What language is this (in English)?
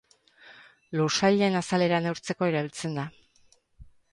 Basque